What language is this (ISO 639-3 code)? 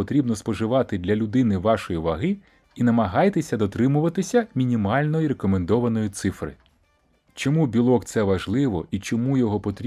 ukr